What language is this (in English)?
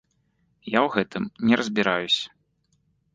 Belarusian